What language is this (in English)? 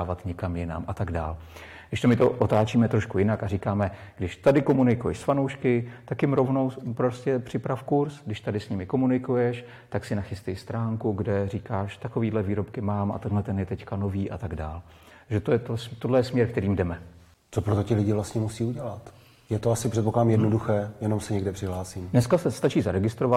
Czech